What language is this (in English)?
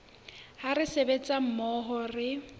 Southern Sotho